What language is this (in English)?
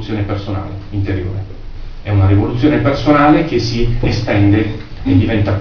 Italian